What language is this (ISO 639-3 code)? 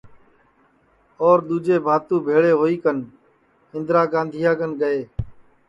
ssi